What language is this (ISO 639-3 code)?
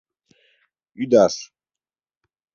chm